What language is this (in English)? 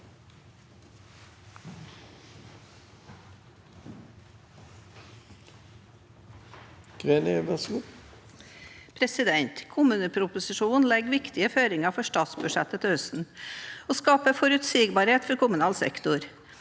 Norwegian